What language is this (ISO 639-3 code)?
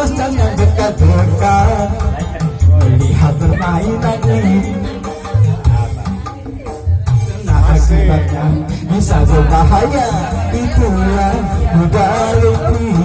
ind